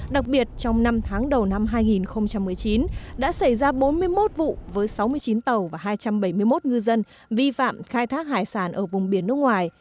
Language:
Vietnamese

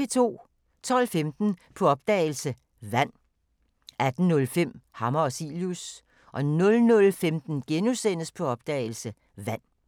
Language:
Danish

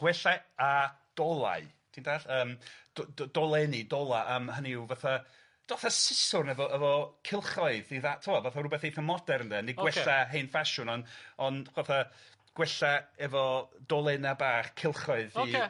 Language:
Welsh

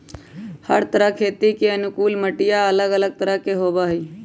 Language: Magahi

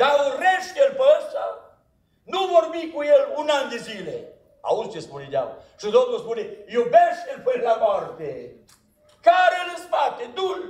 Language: Romanian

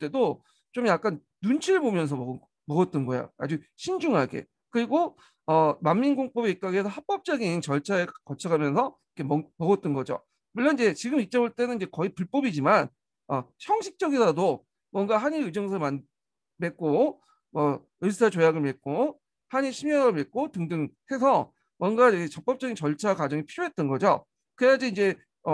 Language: Korean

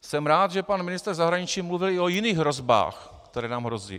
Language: Czech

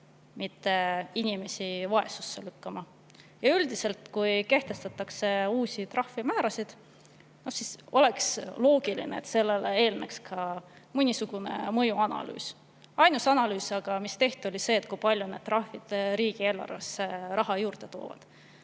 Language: Estonian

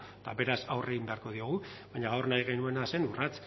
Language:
Basque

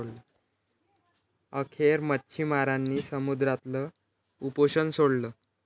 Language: Marathi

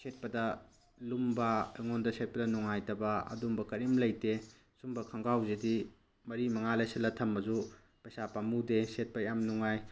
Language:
Manipuri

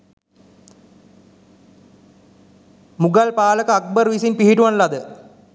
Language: Sinhala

